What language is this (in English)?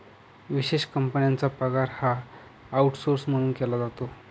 Marathi